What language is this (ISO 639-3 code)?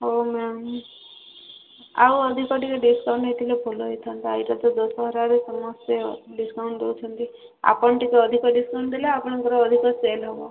ori